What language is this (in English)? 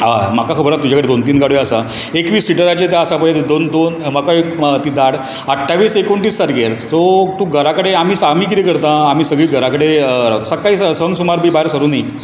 Konkani